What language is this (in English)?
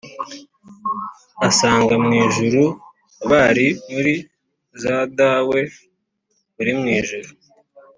Kinyarwanda